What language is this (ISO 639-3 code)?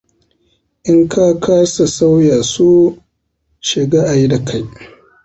hau